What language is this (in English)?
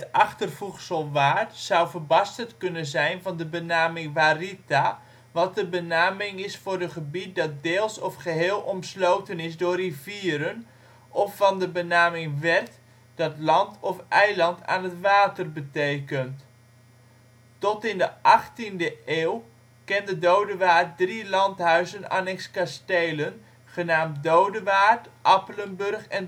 Dutch